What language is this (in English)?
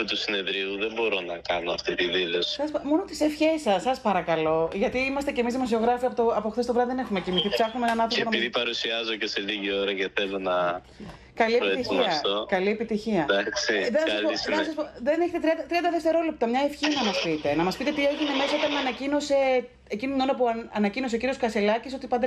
Greek